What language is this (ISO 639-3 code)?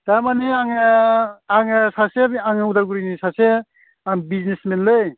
brx